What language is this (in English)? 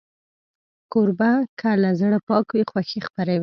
Pashto